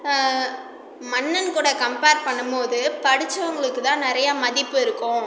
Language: Tamil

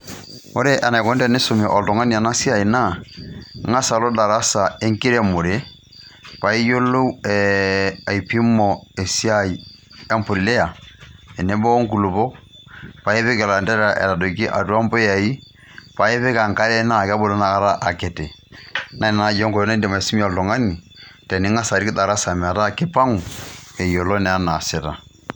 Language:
Masai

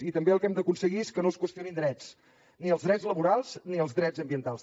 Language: Catalan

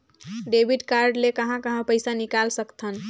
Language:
Chhattisgarhi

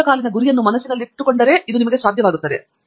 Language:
Kannada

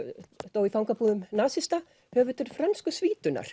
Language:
Icelandic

